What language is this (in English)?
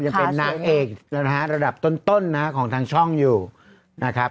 Thai